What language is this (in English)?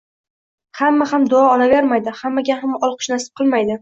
Uzbek